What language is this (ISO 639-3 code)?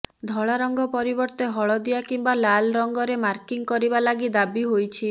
ori